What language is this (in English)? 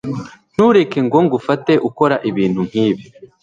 Kinyarwanda